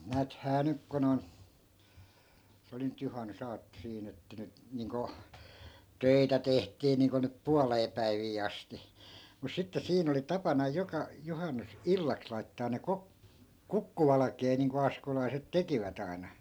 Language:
Finnish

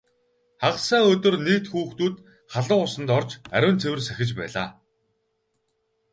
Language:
Mongolian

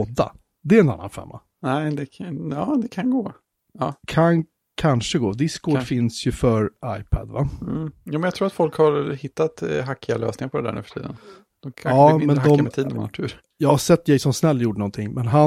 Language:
Swedish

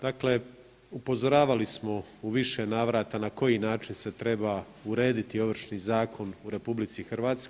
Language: Croatian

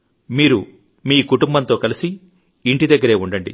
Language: Telugu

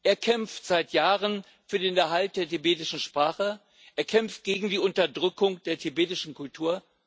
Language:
German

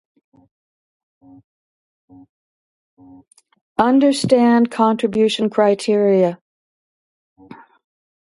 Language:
English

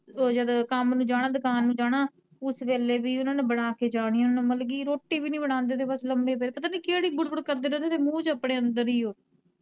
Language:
Punjabi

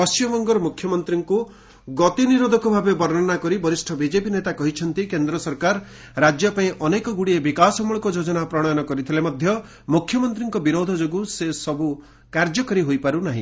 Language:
Odia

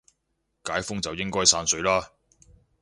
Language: Cantonese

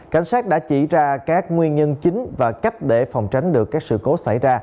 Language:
Vietnamese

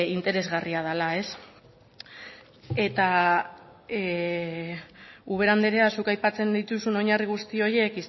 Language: Basque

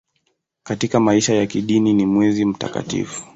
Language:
Swahili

